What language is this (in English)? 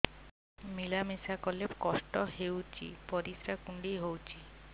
Odia